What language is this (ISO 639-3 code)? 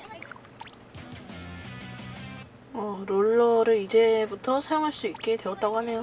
kor